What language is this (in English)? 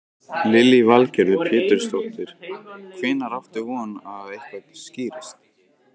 Icelandic